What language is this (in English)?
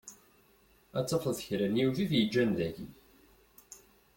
Kabyle